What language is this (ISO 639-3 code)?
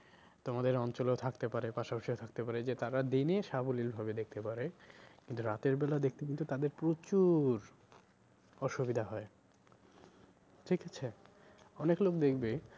ben